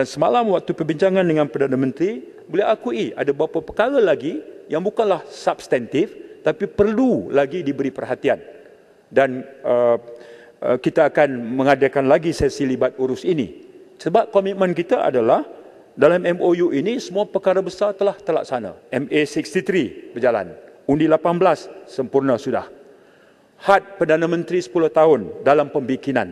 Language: Malay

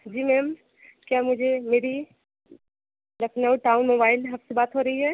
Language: Hindi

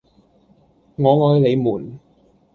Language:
Cantonese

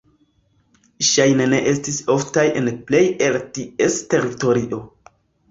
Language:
Esperanto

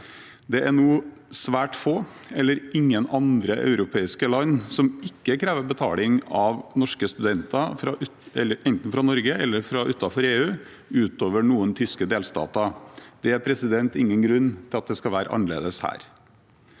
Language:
Norwegian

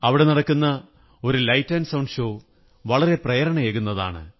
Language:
Malayalam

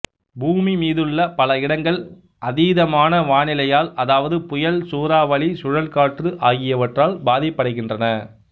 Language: Tamil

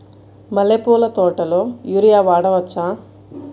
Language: Telugu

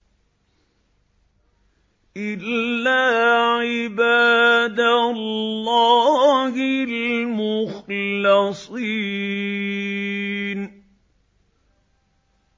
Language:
Arabic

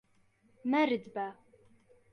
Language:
Central Kurdish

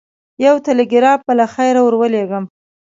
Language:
Pashto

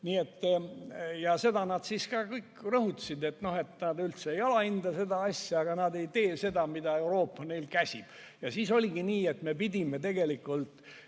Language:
Estonian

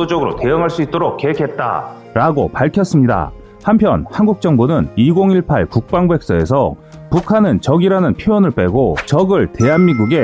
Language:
Korean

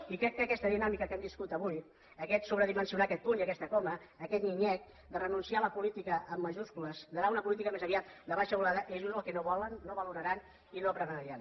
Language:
Catalan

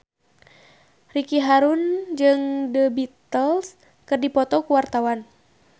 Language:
Sundanese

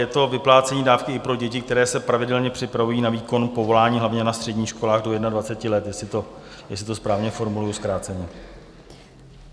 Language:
Czech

